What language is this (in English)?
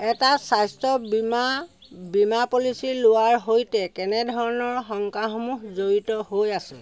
Assamese